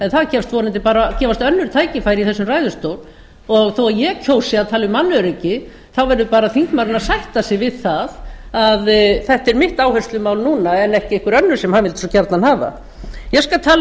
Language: Icelandic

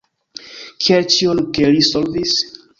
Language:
Esperanto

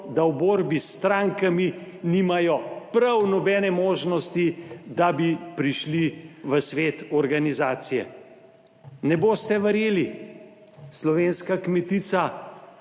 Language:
Slovenian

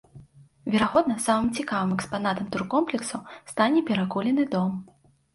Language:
Belarusian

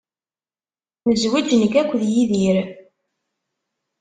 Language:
Kabyle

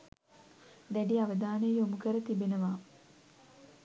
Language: Sinhala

